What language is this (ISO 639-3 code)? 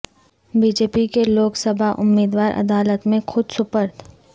urd